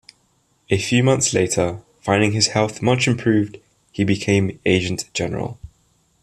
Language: English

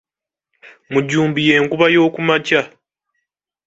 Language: Ganda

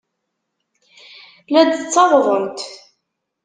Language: Kabyle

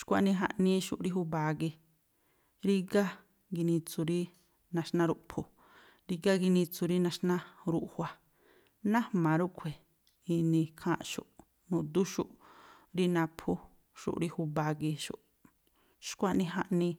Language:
Tlacoapa Me'phaa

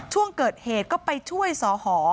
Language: Thai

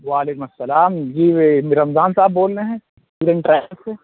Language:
Urdu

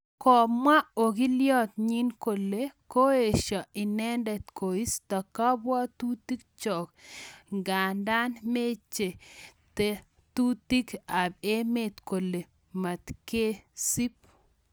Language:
Kalenjin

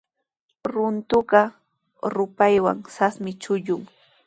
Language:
Sihuas Ancash Quechua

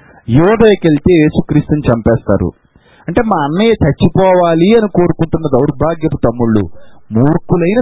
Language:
Telugu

